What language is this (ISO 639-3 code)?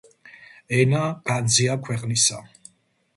kat